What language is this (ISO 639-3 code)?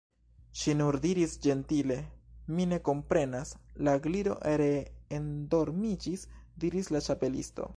epo